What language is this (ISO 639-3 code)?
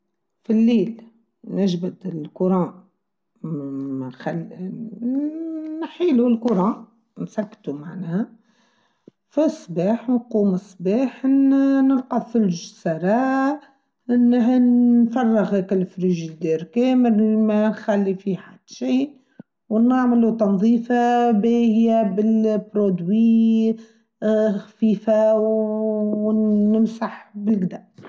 aeb